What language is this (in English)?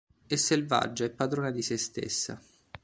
Italian